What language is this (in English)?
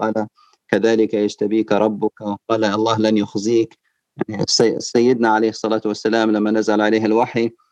Arabic